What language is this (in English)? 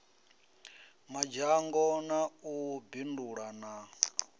Venda